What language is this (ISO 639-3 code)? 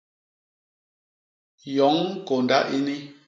bas